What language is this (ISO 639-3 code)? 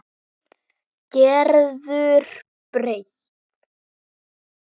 isl